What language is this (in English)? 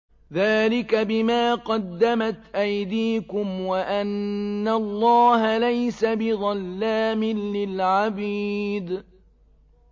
Arabic